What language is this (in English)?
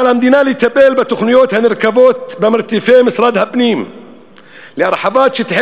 Hebrew